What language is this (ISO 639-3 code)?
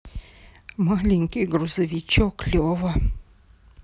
rus